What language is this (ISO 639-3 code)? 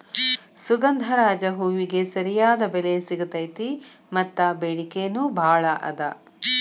kan